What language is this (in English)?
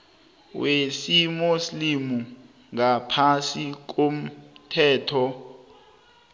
South Ndebele